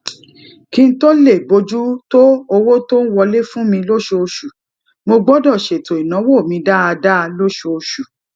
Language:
Yoruba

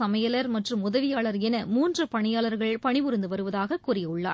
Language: Tamil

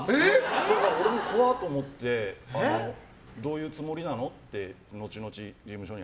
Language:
Japanese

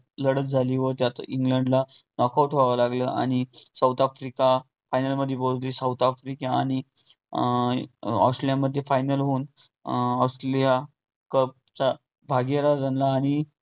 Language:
Marathi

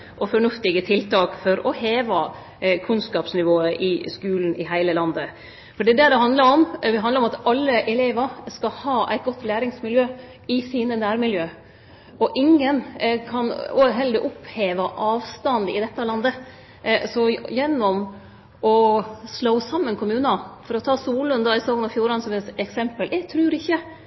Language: Norwegian Nynorsk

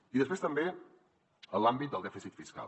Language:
Catalan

